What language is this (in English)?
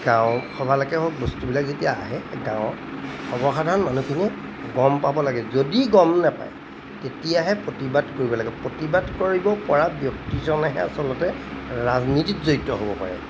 Assamese